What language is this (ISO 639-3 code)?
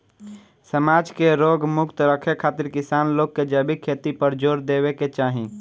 bho